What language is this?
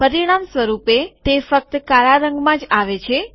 Gujarati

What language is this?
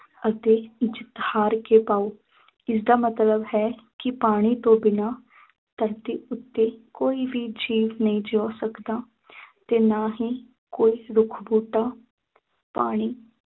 Punjabi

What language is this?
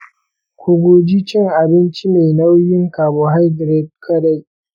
Hausa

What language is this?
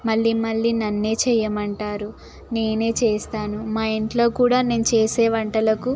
Telugu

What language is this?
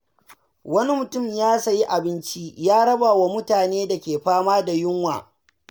Hausa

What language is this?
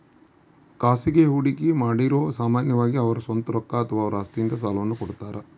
Kannada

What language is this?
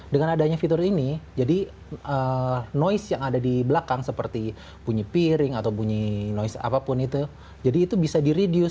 Indonesian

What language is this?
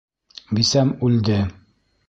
Bashkir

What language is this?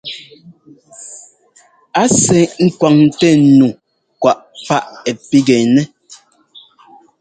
Ngomba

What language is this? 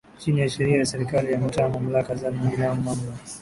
Swahili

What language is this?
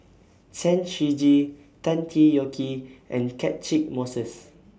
English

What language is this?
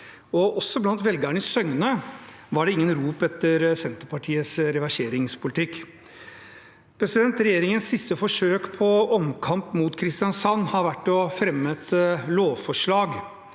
Norwegian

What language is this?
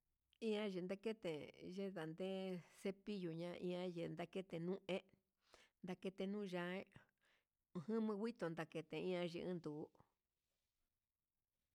Huitepec Mixtec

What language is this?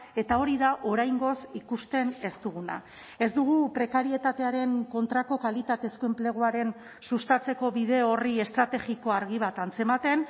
Basque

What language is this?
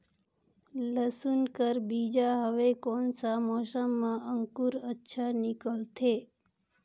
Chhattisgarhi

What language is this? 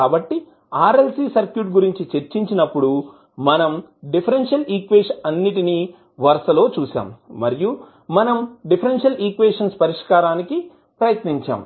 Telugu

